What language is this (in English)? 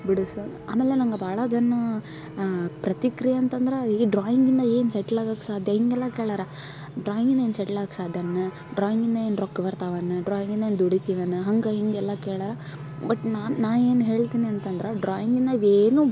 Kannada